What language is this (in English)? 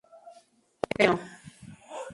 Spanish